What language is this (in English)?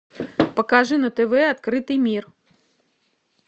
Russian